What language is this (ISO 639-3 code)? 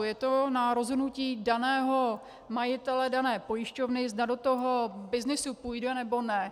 ces